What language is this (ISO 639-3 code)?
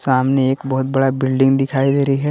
hin